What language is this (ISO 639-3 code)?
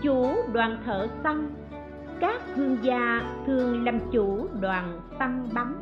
vie